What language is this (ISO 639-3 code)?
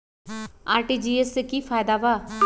mag